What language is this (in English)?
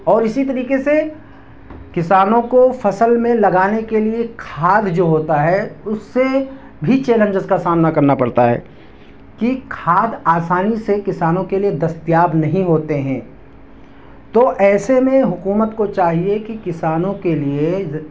Urdu